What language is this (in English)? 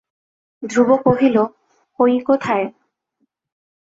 Bangla